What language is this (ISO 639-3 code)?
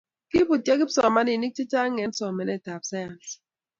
kln